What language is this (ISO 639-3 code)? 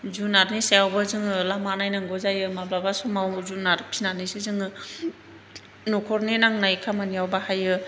brx